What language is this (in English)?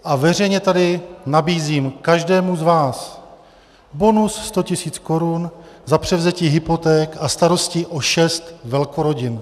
Czech